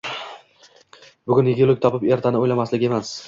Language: Uzbek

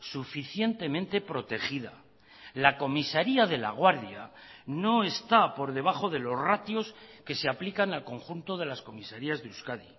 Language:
Spanish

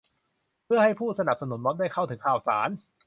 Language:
Thai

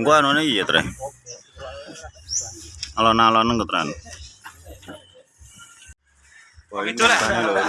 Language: Indonesian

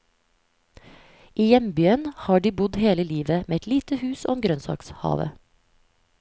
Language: Norwegian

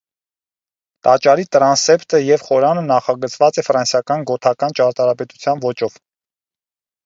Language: Armenian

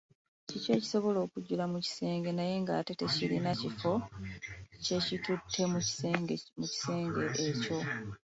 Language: Ganda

